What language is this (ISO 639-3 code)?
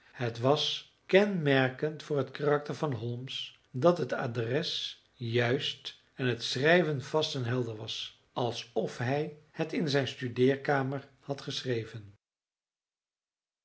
nld